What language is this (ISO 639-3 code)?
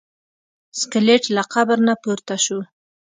pus